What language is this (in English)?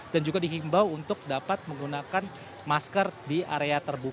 Indonesian